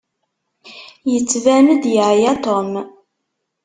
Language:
Kabyle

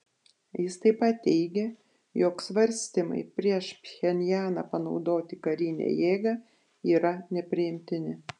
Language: Lithuanian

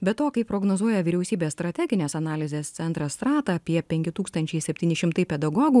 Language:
Lithuanian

